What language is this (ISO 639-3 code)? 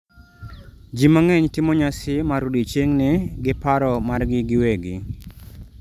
luo